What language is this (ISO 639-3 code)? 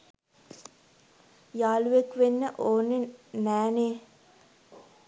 sin